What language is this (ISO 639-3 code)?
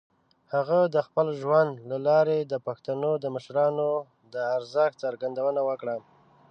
pus